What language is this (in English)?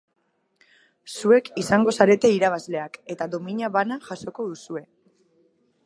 Basque